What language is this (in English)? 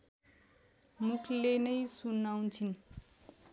Nepali